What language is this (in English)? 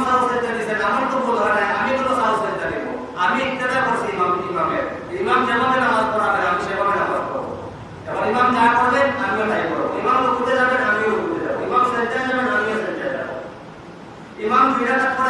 Bangla